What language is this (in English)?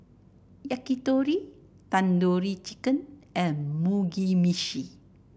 English